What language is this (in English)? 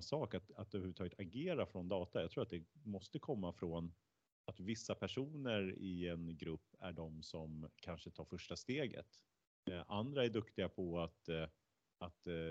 Swedish